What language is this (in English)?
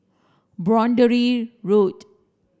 English